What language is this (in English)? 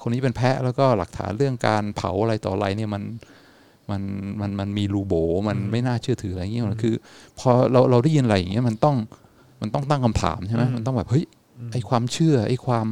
Thai